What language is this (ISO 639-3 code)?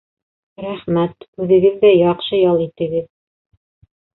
bak